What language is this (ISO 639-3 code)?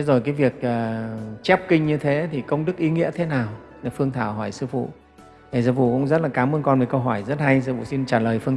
vie